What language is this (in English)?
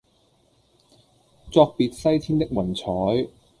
Cantonese